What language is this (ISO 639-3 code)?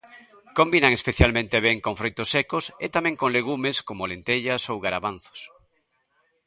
glg